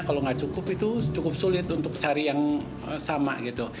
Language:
Indonesian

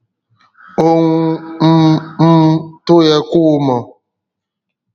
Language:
Yoruba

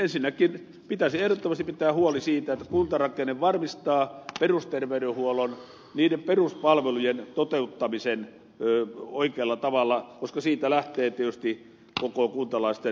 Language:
Finnish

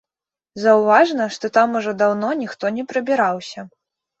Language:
Belarusian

